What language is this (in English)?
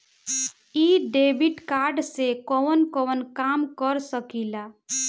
Bhojpuri